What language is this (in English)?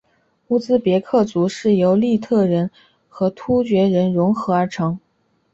Chinese